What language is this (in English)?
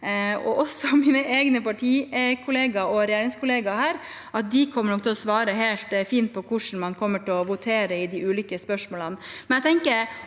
Norwegian